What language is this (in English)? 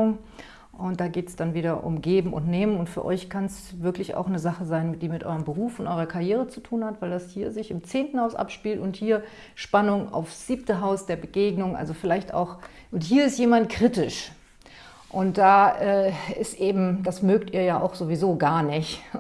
German